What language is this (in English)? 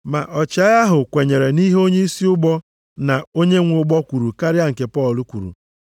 Igbo